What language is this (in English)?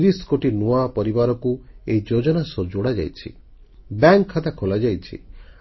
Odia